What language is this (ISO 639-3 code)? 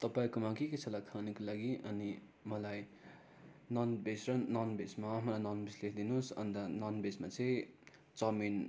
nep